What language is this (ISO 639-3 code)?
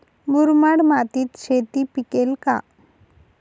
mar